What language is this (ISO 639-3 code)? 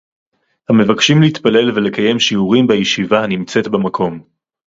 heb